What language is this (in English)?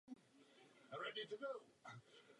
Czech